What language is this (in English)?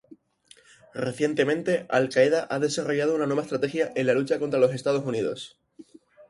Spanish